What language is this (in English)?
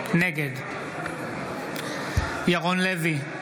Hebrew